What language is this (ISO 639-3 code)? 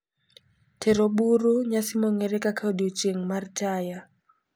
luo